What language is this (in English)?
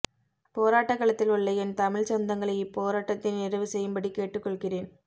Tamil